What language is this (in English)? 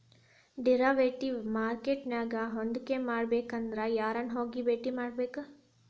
Kannada